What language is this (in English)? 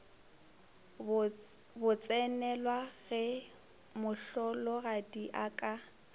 Northern Sotho